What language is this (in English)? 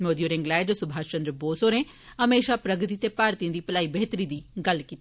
Dogri